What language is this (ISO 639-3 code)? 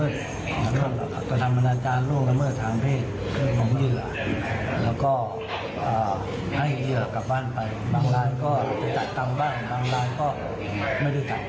tha